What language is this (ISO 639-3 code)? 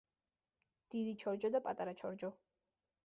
kat